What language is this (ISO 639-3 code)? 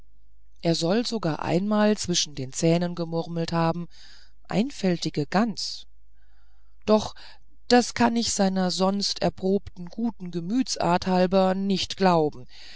deu